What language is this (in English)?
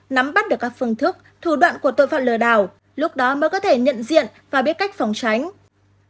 Vietnamese